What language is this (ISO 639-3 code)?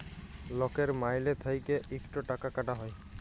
ben